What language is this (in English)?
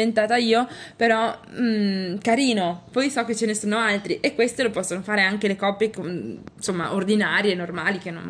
Italian